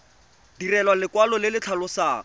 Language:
Tswana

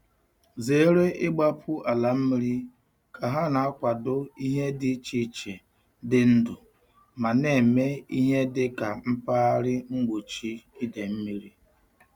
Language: Igbo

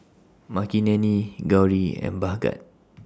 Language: English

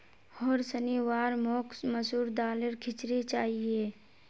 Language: Magahi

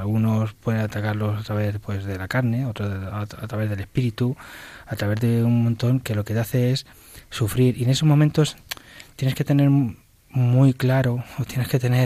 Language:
Spanish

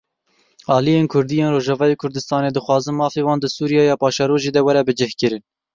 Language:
Kurdish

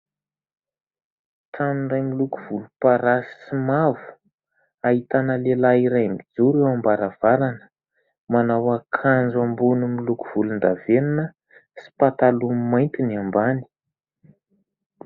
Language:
Malagasy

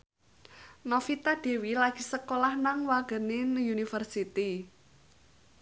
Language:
Javanese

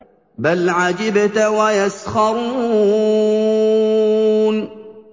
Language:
Arabic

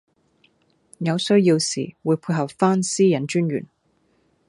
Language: Cantonese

